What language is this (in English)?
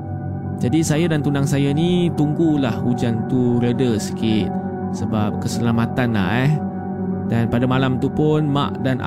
Malay